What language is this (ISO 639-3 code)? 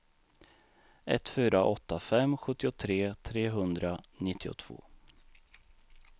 swe